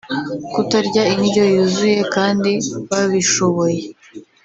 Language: Kinyarwanda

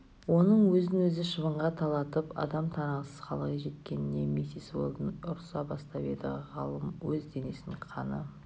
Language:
Kazakh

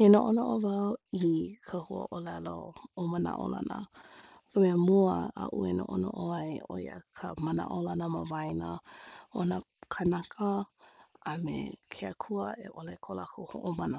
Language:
Hawaiian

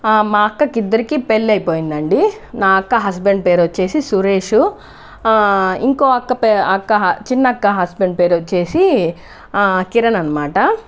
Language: Telugu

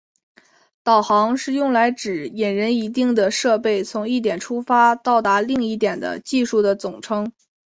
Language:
Chinese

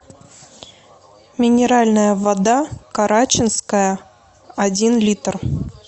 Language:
Russian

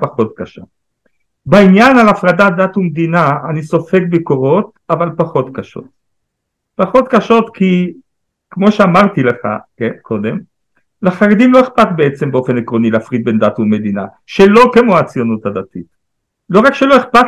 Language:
Hebrew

